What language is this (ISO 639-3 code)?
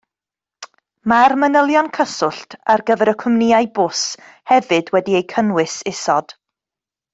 cym